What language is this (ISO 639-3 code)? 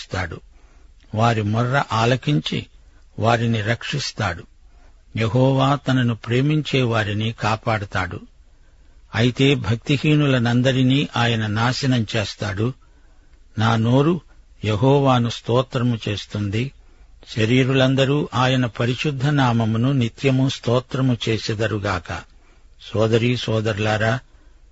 tel